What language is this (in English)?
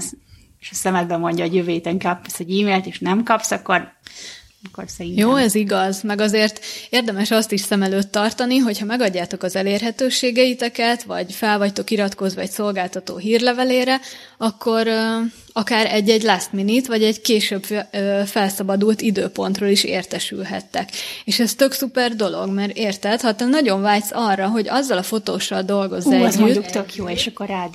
Hungarian